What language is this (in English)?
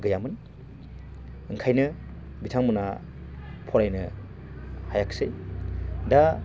Bodo